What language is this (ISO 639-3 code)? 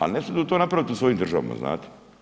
hrv